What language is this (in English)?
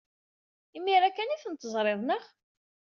Kabyle